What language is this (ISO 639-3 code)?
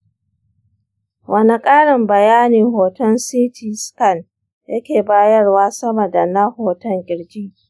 hau